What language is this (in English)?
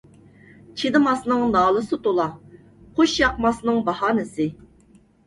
Uyghur